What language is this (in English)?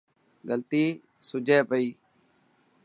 Dhatki